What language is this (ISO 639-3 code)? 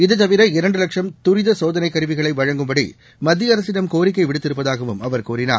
tam